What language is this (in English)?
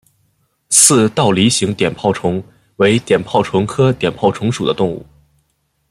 Chinese